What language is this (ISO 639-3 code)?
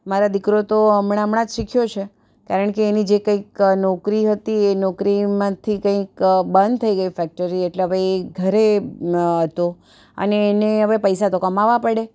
guj